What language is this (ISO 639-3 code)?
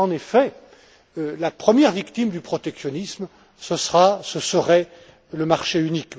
fra